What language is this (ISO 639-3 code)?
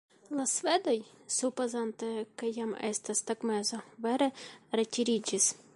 epo